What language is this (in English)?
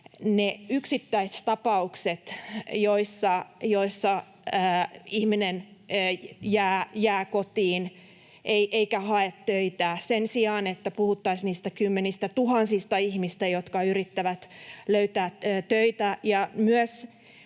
Finnish